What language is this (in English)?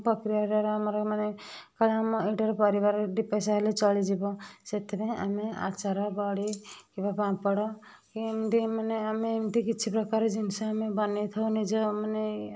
Odia